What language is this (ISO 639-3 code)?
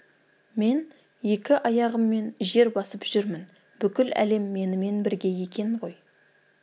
kaz